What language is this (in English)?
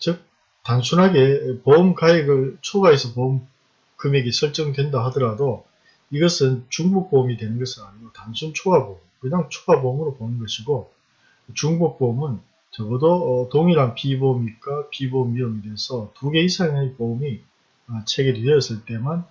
Korean